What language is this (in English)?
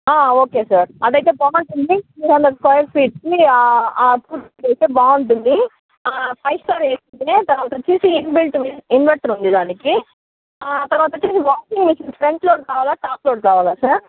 Telugu